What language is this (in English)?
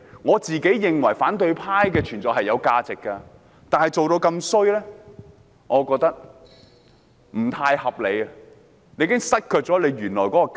Cantonese